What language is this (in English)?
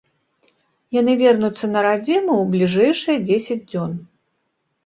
Belarusian